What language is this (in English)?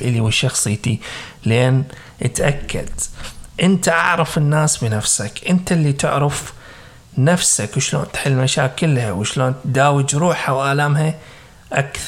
Arabic